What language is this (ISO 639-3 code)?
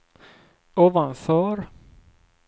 swe